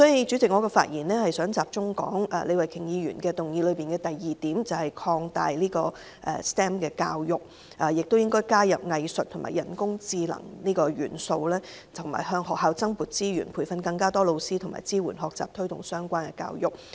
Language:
Cantonese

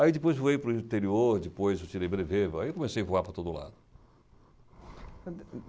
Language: Portuguese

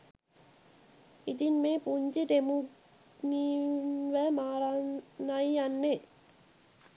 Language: Sinhala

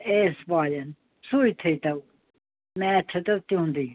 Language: Kashmiri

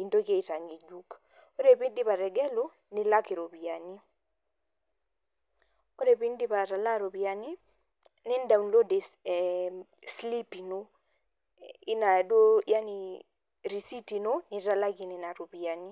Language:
Masai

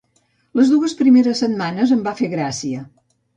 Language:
Catalan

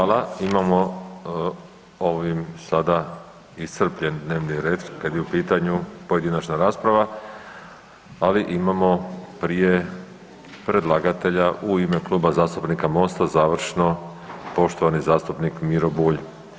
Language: Croatian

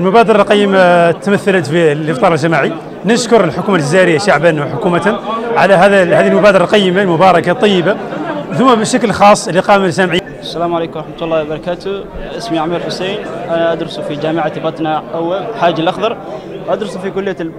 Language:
Arabic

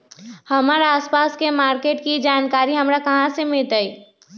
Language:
Magahi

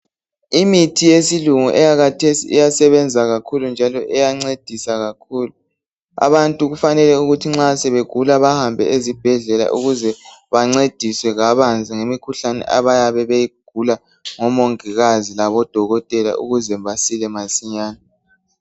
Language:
North Ndebele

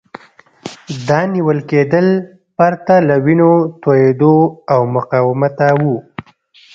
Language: Pashto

